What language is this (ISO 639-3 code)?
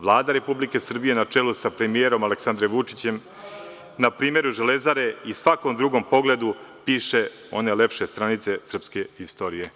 srp